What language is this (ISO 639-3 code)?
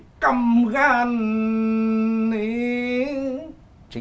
vie